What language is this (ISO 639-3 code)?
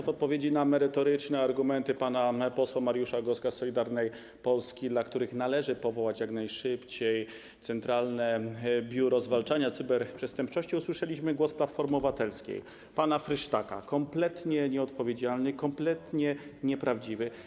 pol